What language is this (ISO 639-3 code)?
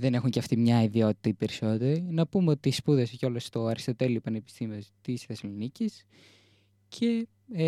ell